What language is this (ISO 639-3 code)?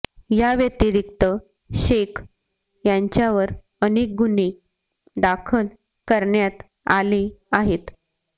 mar